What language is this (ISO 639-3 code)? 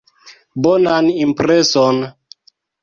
epo